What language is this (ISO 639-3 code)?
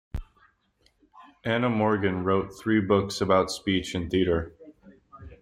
eng